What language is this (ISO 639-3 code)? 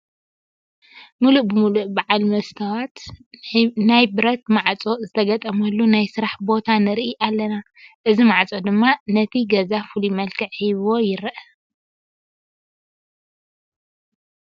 tir